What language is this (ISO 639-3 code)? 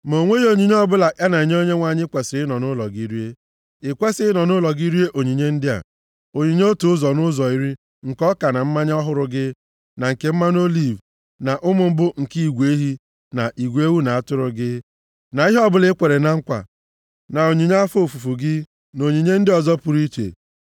ibo